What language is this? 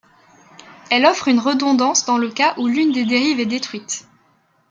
French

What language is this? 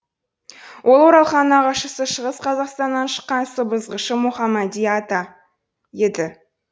Kazakh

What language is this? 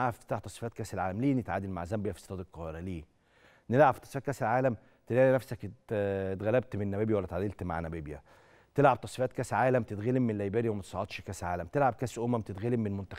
Arabic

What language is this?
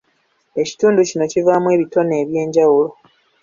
Ganda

